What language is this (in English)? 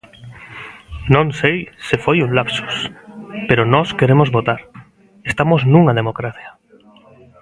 Galician